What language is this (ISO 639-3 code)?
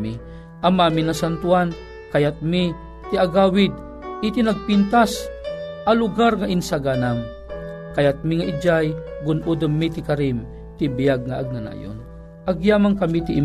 fil